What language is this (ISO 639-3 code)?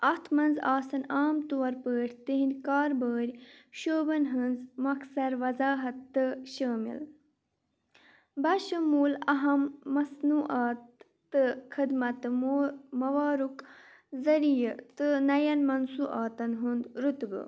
kas